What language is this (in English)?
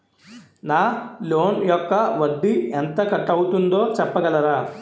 Telugu